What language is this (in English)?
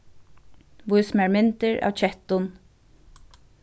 Faroese